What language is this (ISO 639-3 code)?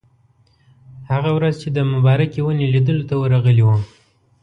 pus